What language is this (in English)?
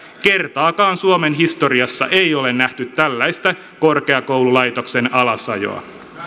Finnish